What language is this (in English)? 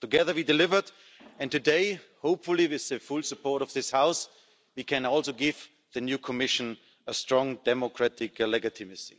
English